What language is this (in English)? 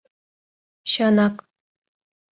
Mari